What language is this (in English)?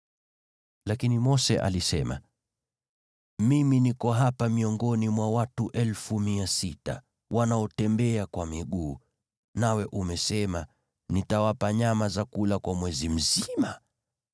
Swahili